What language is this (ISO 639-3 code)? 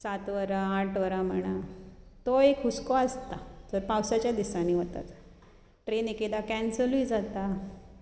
kok